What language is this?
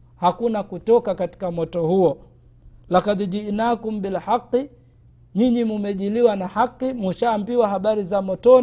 Swahili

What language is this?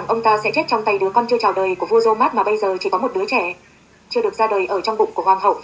Vietnamese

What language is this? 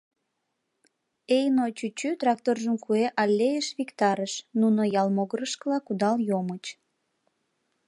Mari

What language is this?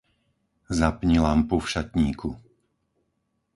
Slovak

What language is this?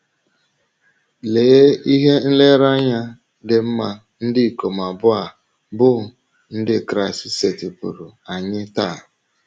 Igbo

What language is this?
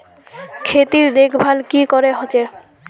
Magahi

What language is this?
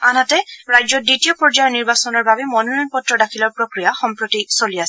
Assamese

